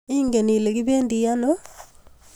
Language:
Kalenjin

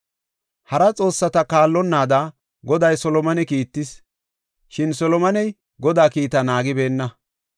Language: Gofa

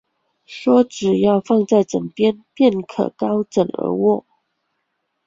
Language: Chinese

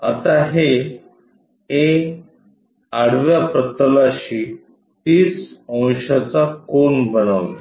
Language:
Marathi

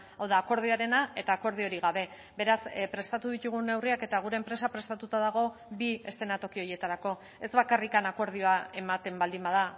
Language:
Basque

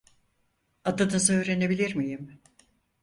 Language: Turkish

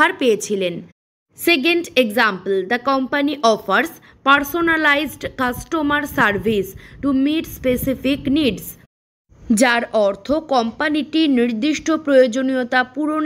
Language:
Bangla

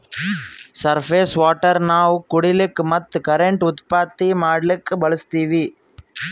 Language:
Kannada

